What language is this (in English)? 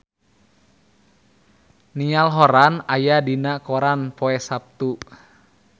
Sundanese